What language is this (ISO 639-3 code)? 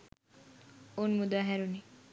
sin